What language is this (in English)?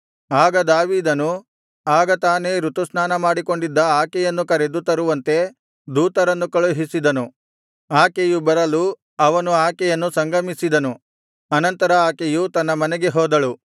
Kannada